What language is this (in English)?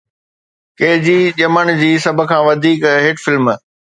Sindhi